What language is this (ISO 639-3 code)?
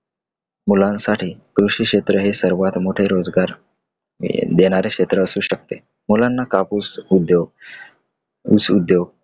mar